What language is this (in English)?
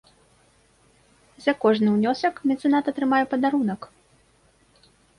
Belarusian